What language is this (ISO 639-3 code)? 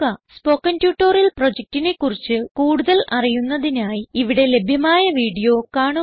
mal